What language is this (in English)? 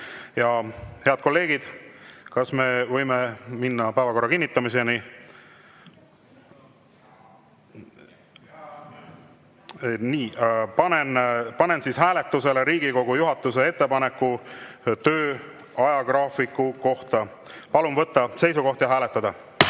Estonian